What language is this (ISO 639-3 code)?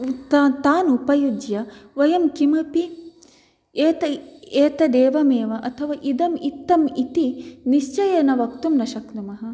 san